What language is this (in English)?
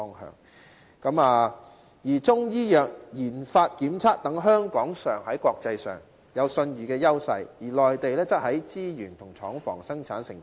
Cantonese